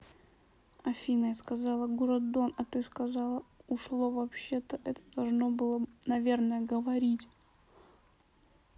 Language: Russian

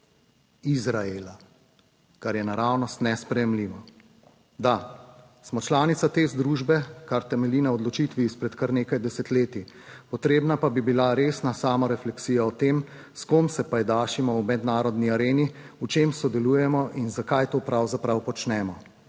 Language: Slovenian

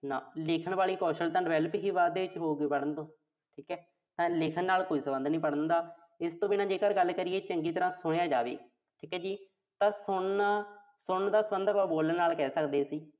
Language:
Punjabi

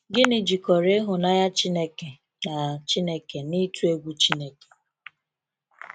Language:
Igbo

